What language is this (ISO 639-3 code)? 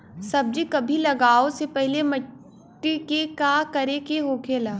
bho